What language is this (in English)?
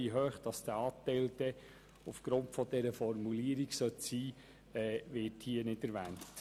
Swiss German